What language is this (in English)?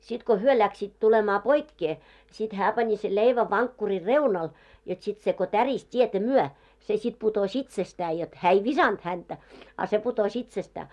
Finnish